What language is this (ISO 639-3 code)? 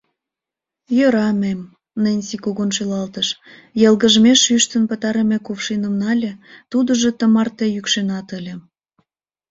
chm